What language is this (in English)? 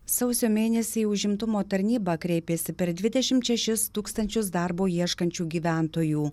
Lithuanian